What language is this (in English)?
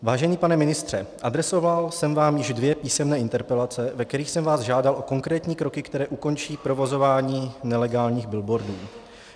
Czech